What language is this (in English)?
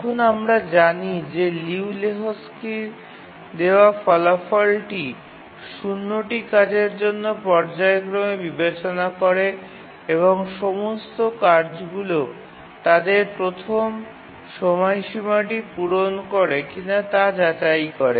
Bangla